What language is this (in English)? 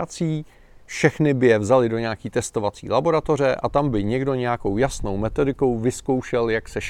Czech